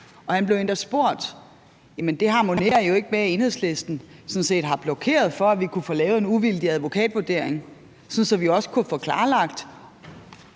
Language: Danish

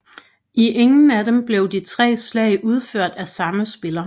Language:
Danish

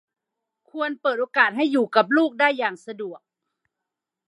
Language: Thai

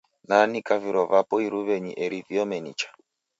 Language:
Taita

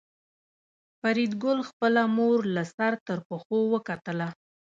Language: Pashto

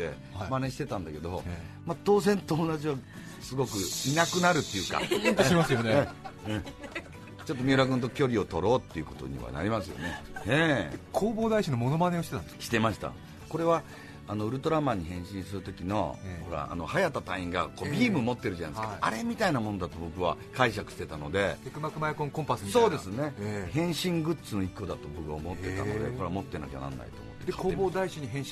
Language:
Japanese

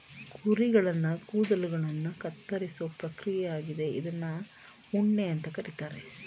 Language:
Kannada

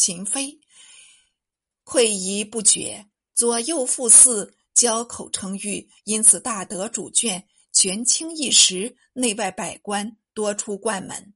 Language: Chinese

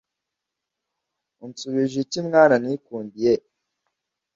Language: Kinyarwanda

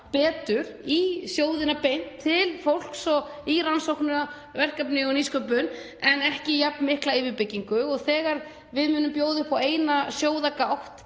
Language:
Icelandic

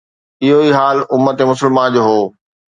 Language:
Sindhi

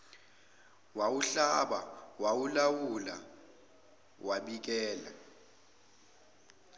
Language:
Zulu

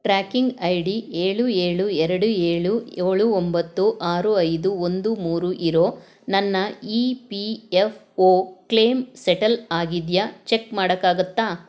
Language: Kannada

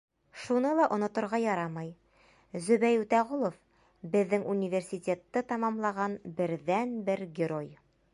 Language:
Bashkir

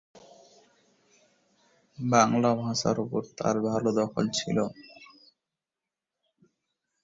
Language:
Bangla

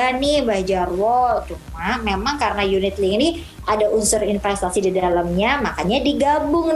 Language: Indonesian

